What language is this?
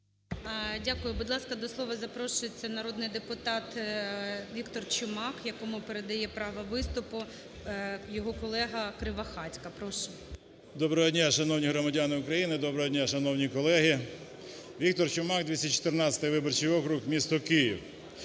Ukrainian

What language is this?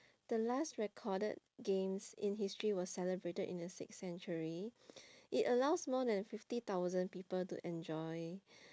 English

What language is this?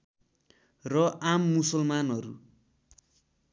Nepali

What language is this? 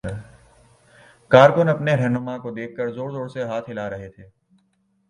Urdu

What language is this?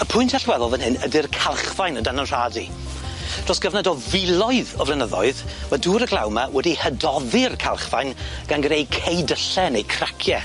Welsh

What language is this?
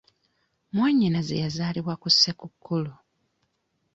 Ganda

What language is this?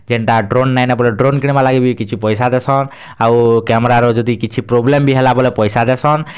Odia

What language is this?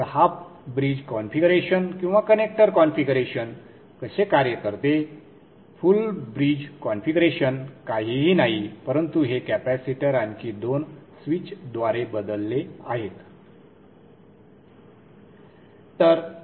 Marathi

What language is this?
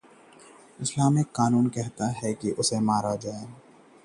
Hindi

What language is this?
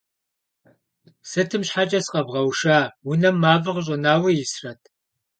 Kabardian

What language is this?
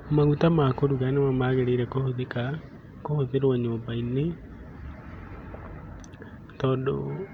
Kikuyu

